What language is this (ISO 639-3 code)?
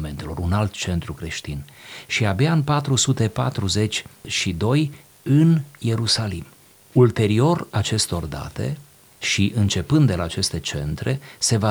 ron